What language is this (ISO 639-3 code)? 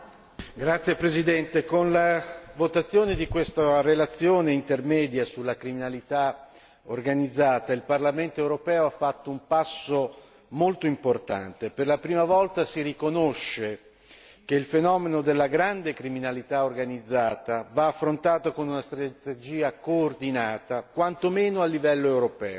ita